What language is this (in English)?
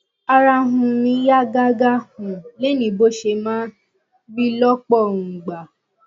Yoruba